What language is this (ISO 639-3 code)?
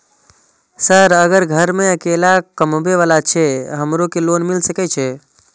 mai